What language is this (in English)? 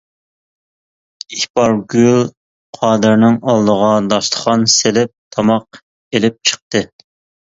Uyghur